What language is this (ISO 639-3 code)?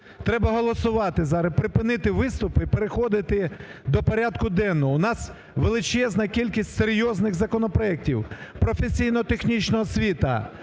ukr